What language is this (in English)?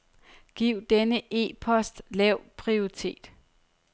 Danish